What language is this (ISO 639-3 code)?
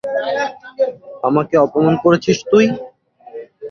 ben